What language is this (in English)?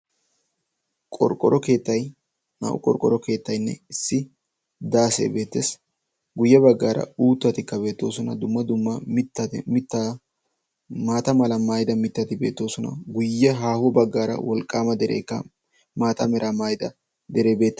Wolaytta